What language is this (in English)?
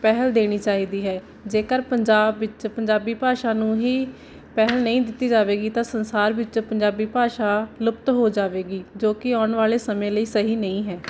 Punjabi